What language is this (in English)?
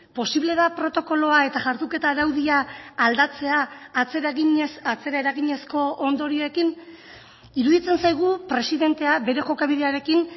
Basque